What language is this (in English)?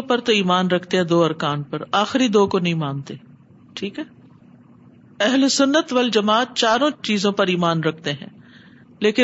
Urdu